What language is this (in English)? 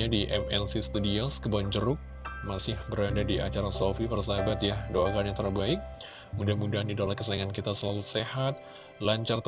Indonesian